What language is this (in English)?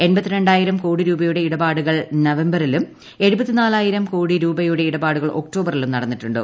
Malayalam